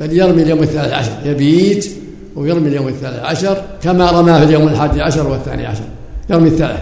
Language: Arabic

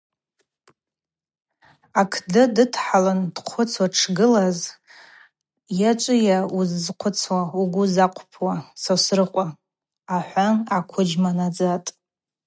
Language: Abaza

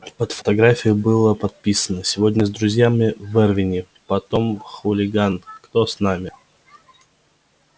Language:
Russian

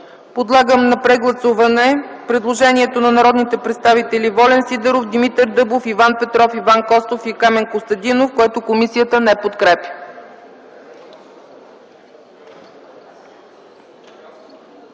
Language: Bulgarian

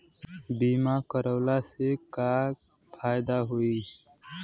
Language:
Bhojpuri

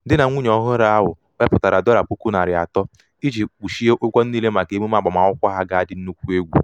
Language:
Igbo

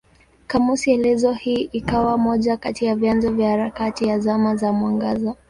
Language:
Swahili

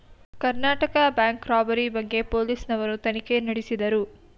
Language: Kannada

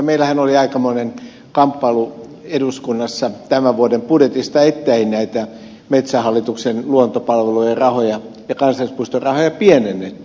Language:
Finnish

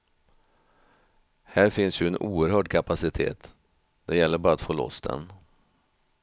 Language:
Swedish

